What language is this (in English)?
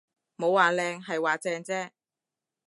Cantonese